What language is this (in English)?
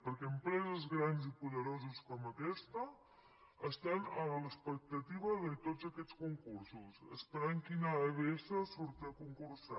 Catalan